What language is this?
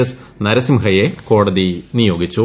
Malayalam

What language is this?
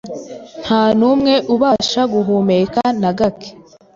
Kinyarwanda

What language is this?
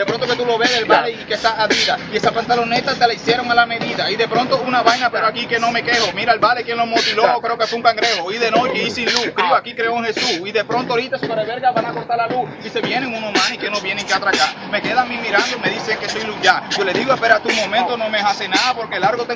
Spanish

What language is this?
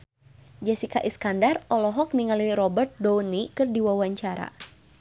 Sundanese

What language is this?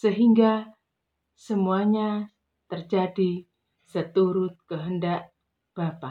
Indonesian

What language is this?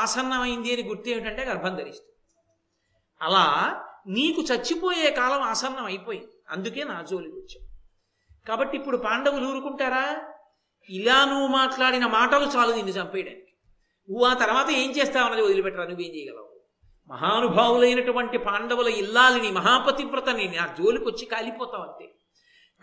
Telugu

